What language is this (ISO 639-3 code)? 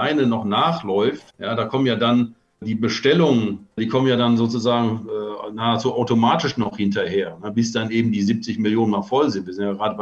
deu